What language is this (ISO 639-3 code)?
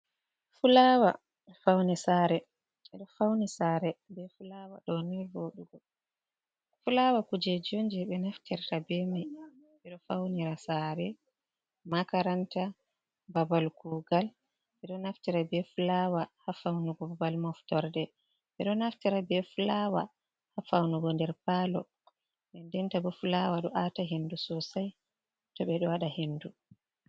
ful